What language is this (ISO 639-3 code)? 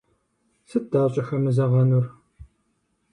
kbd